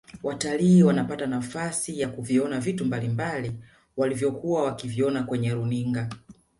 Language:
Swahili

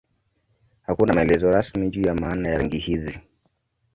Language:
Swahili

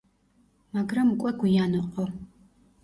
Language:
Georgian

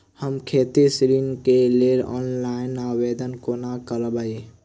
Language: Maithili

